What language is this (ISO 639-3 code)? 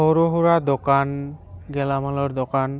asm